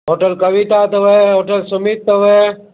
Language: Sindhi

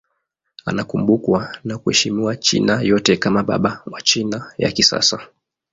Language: Swahili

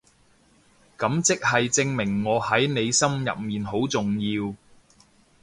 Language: Cantonese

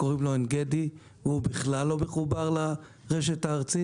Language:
Hebrew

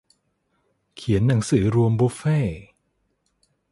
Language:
Thai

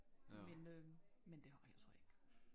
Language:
Danish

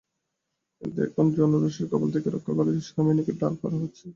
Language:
Bangla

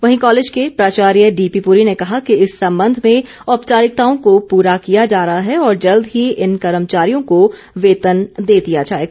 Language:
Hindi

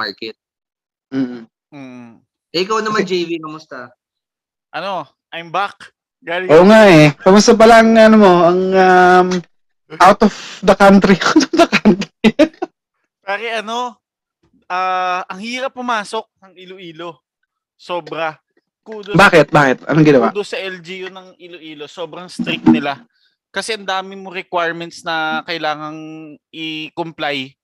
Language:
Filipino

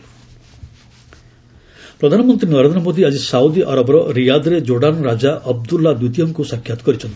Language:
Odia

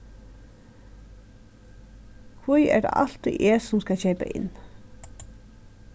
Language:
Faroese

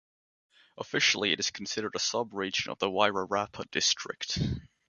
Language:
English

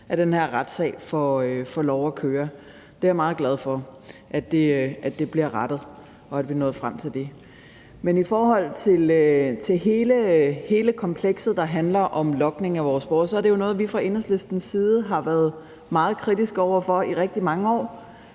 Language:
Danish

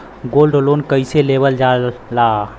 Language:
Bhojpuri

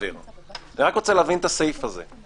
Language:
Hebrew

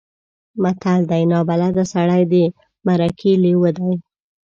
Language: Pashto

